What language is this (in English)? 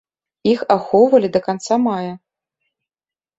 Belarusian